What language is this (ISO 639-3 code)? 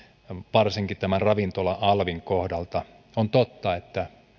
fin